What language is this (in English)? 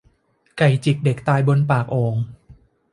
Thai